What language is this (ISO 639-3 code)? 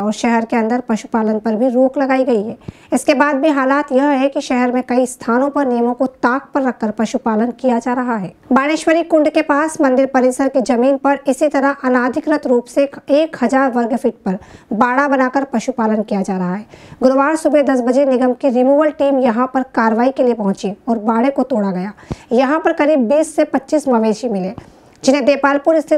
hin